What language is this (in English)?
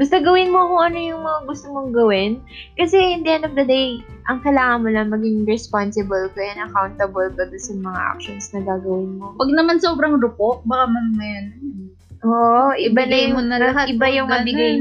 Filipino